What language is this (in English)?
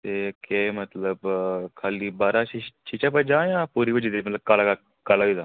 Dogri